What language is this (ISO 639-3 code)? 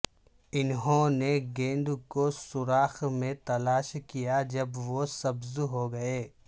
urd